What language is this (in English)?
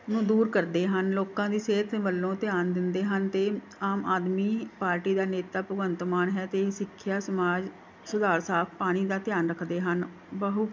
Punjabi